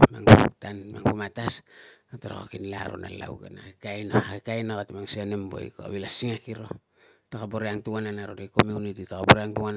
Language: Tungag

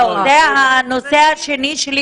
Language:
Hebrew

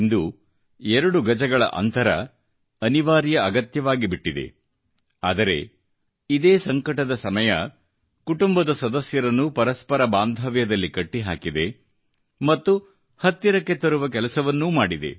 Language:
Kannada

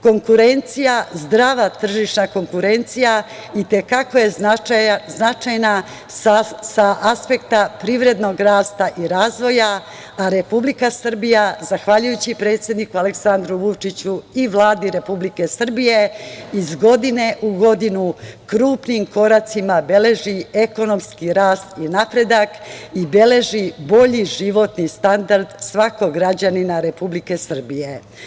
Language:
Serbian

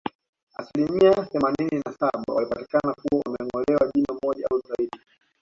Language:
Swahili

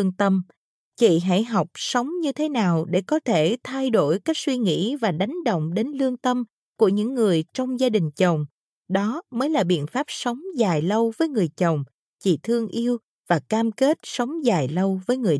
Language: Vietnamese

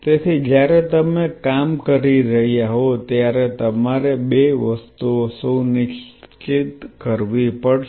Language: Gujarati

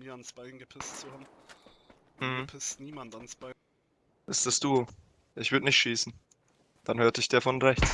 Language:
German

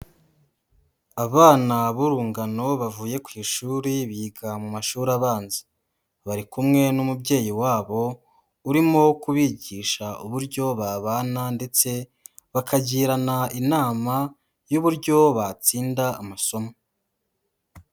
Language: Kinyarwanda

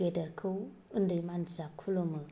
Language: Bodo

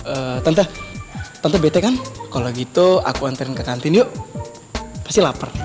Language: Indonesian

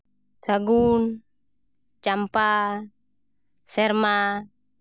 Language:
Santali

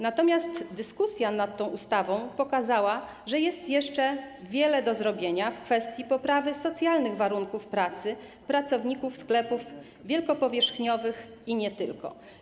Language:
Polish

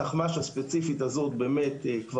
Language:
Hebrew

